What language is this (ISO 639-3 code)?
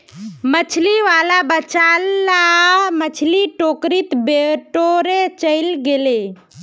mag